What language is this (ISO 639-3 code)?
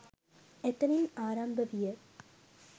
sin